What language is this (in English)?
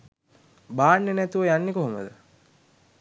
Sinhala